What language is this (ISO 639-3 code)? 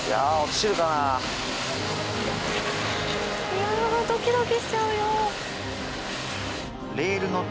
jpn